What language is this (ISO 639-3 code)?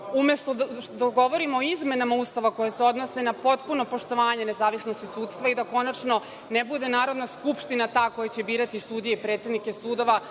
srp